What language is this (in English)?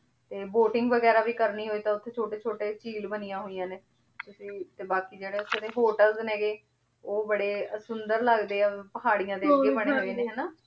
Punjabi